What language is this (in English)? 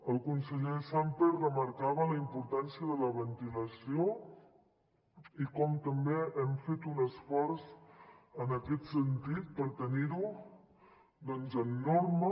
Catalan